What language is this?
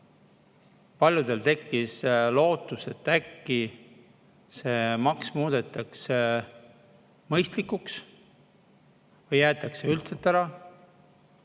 Estonian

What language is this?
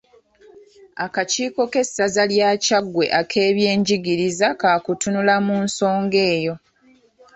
Ganda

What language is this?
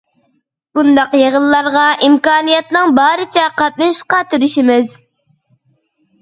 Uyghur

